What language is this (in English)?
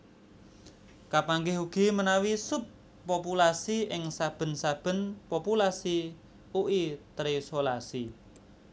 Javanese